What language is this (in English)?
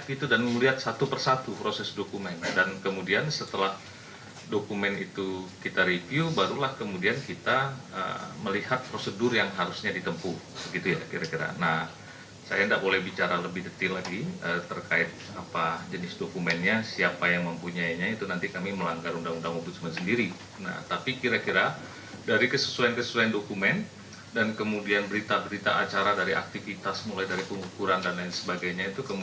Indonesian